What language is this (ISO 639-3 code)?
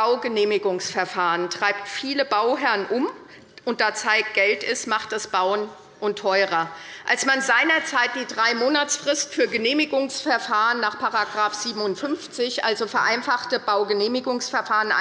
deu